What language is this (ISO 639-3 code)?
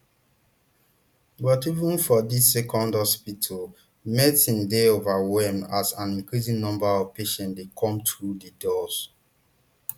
pcm